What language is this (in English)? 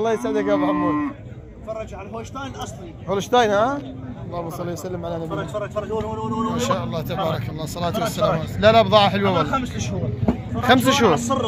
Arabic